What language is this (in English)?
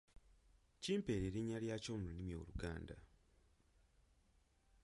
Ganda